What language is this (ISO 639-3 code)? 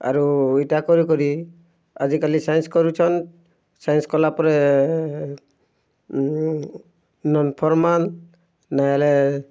ori